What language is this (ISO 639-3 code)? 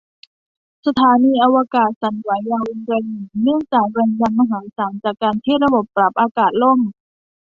tha